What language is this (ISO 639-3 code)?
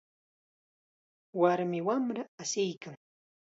qxa